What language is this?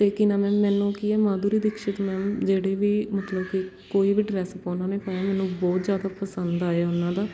Punjabi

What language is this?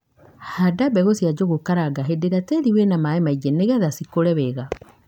Kikuyu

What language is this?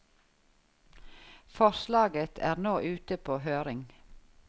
Norwegian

